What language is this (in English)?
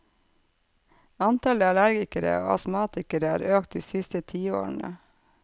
Norwegian